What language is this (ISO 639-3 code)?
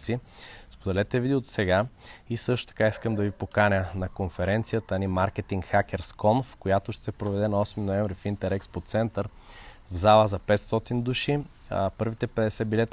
bul